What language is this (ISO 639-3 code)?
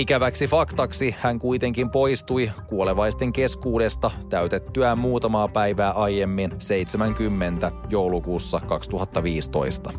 fin